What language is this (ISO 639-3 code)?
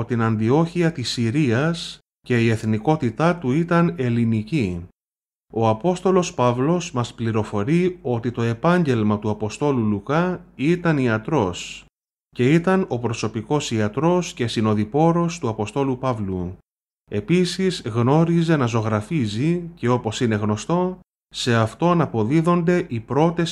ell